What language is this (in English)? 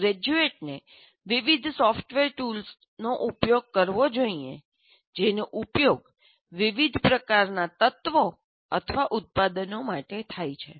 Gujarati